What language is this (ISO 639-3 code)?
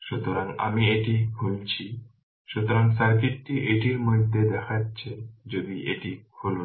ben